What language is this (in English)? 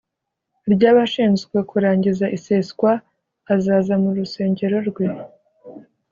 Kinyarwanda